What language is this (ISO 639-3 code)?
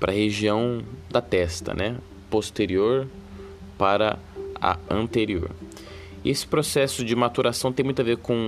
por